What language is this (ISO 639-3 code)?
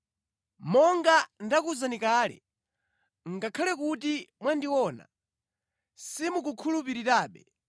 nya